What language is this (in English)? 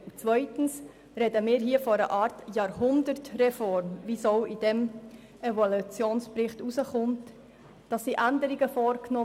Swiss German